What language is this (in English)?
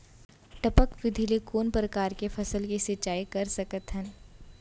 Chhattisgarhi